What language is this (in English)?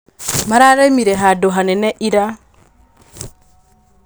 Kikuyu